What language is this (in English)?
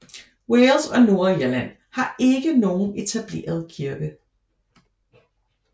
Danish